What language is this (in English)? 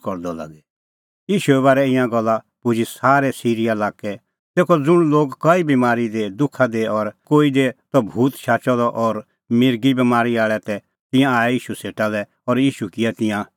Kullu Pahari